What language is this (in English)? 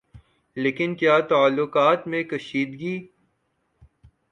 Urdu